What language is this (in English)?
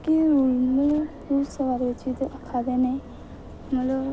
Dogri